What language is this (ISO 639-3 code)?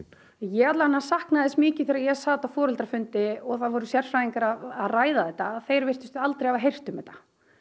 isl